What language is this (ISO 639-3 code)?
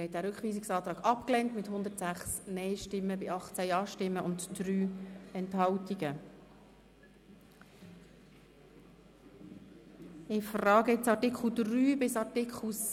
gsw